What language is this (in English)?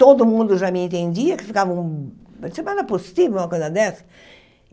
Portuguese